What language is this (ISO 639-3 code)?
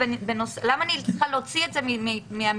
heb